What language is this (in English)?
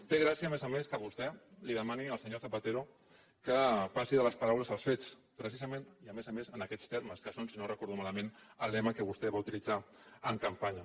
Catalan